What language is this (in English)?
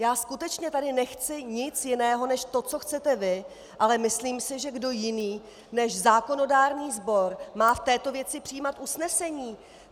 Czech